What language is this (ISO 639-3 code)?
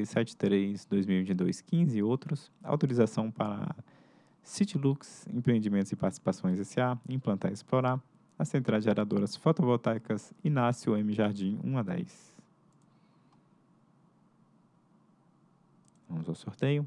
por